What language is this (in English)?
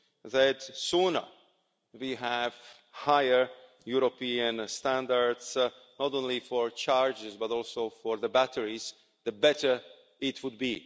English